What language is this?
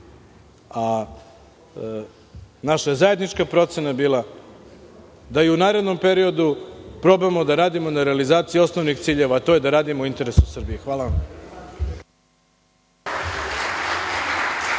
Serbian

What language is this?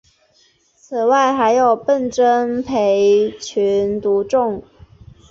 Chinese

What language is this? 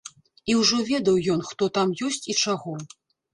Belarusian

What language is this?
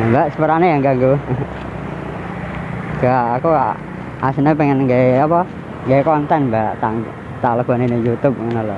Indonesian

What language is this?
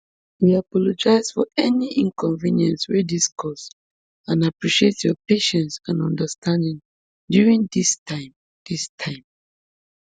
Nigerian Pidgin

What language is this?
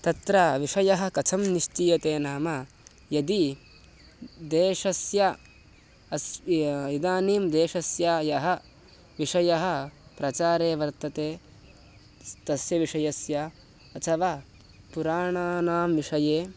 Sanskrit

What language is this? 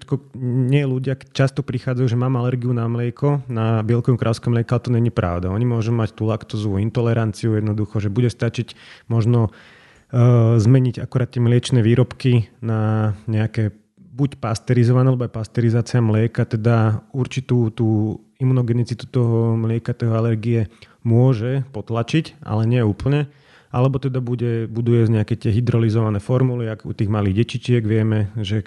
Slovak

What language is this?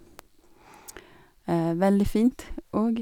Norwegian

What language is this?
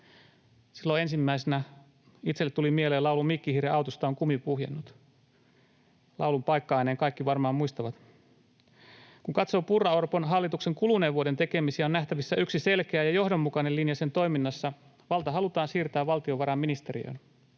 Finnish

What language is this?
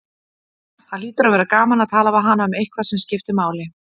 Icelandic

